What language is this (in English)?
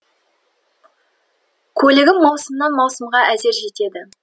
Kazakh